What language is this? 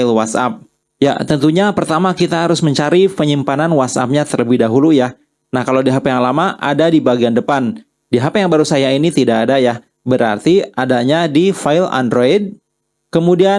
Indonesian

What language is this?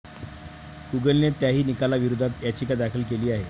Marathi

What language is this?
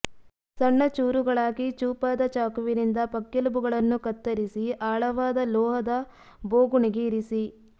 Kannada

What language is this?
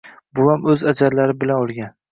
Uzbek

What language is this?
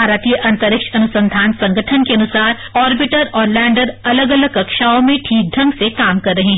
Hindi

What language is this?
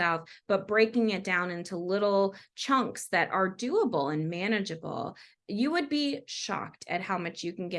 English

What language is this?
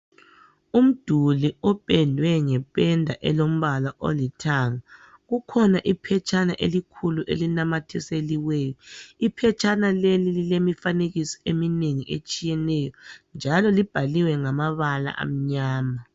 North Ndebele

